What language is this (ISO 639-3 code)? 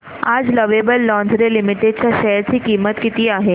mar